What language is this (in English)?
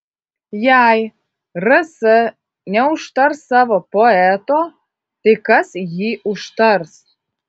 Lithuanian